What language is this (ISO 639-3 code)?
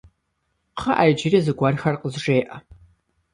kbd